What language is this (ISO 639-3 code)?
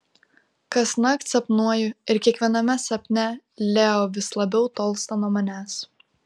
lit